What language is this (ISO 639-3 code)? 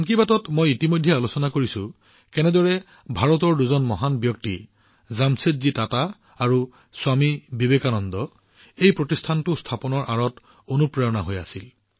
asm